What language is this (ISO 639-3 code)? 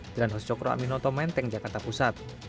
ind